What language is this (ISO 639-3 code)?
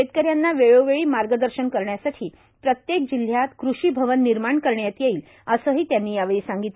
mar